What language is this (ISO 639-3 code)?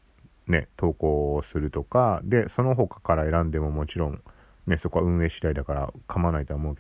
jpn